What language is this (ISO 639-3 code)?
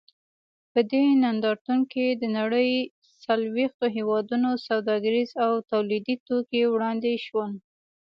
pus